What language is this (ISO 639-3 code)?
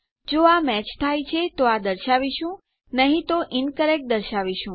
guj